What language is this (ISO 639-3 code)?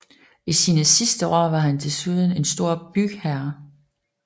dan